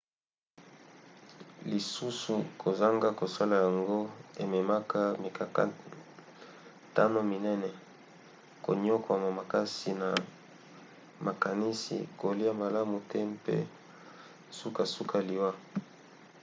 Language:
Lingala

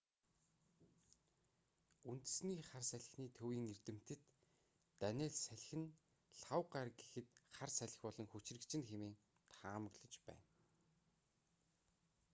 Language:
Mongolian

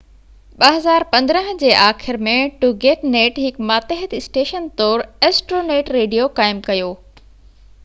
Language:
Sindhi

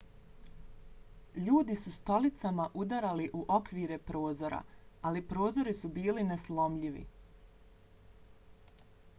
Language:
Bosnian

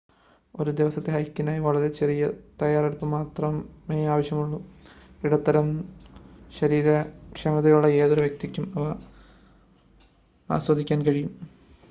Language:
Malayalam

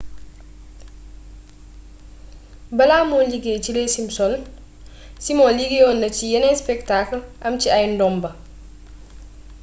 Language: Wolof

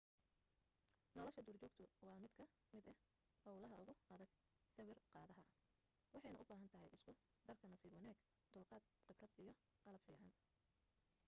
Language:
Somali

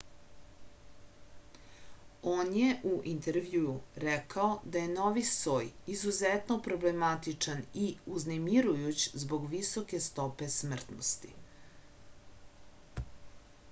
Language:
Serbian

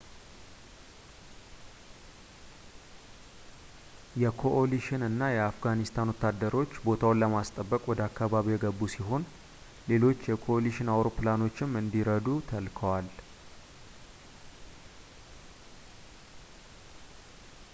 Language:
Amharic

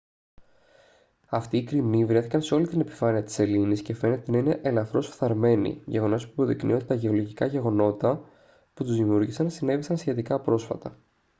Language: Greek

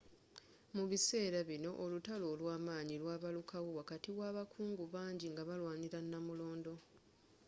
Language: Ganda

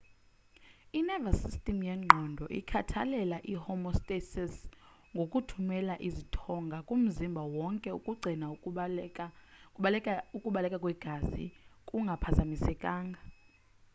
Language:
Xhosa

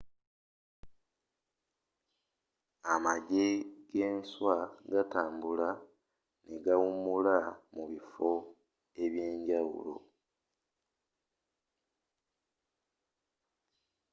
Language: Ganda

